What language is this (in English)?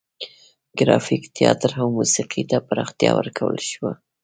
Pashto